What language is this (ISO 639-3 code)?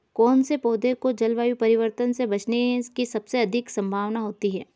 hin